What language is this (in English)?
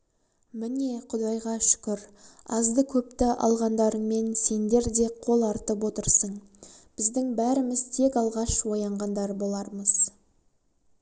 Kazakh